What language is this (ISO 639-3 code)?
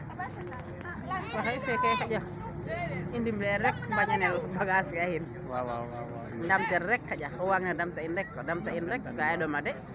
srr